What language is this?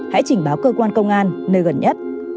Vietnamese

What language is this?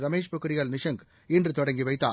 Tamil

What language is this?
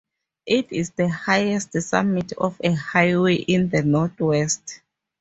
English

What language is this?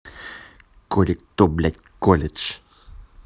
Russian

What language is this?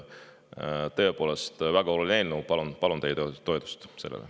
Estonian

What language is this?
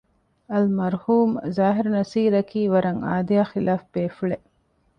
Divehi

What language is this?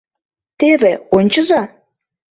Mari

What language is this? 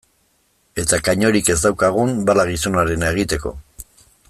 Basque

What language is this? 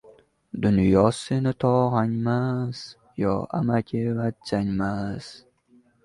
Uzbek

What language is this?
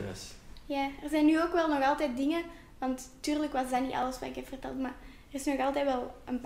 Dutch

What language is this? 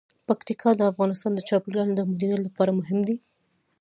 Pashto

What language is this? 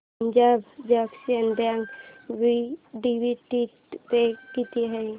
Marathi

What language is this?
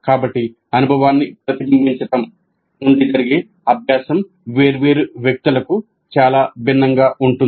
Telugu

